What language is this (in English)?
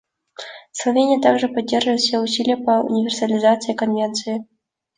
Russian